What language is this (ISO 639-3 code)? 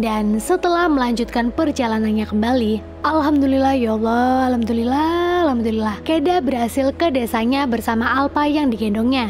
ind